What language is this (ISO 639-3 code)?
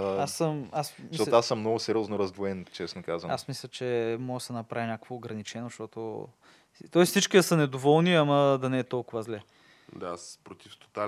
bul